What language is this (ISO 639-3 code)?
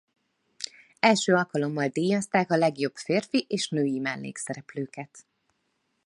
hun